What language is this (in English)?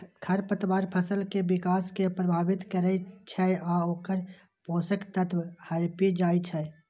Maithili